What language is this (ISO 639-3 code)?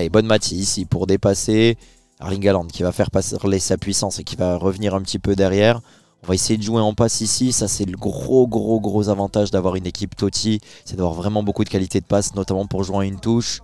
fra